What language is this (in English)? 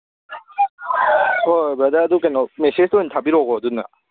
Manipuri